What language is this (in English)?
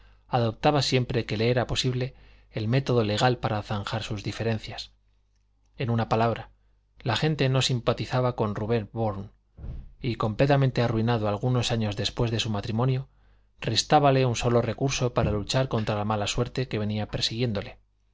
Spanish